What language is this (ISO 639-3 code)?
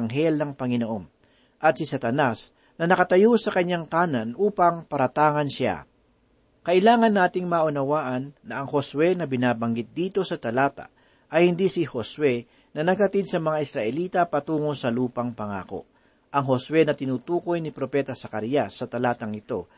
fil